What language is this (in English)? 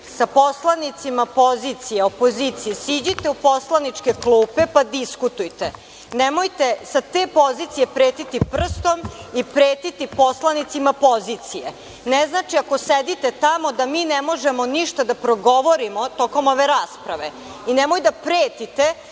Serbian